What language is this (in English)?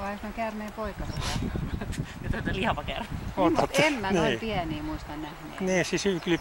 Finnish